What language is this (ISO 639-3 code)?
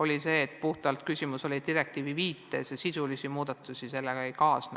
est